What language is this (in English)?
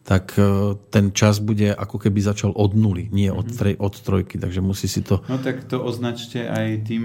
Slovak